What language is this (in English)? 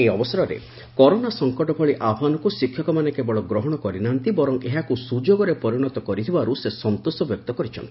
Odia